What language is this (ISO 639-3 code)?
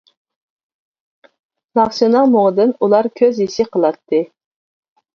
uig